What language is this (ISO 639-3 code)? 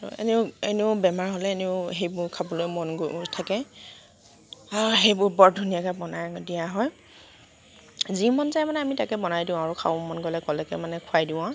asm